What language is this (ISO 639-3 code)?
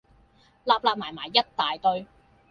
yue